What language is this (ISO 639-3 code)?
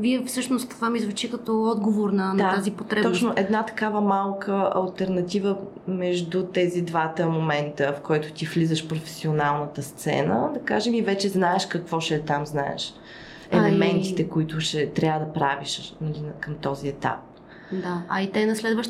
bul